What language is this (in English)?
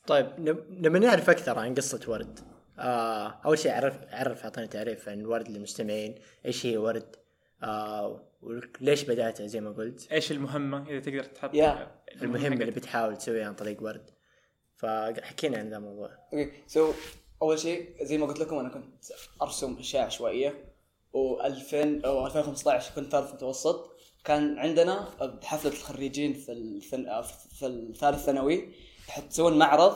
Arabic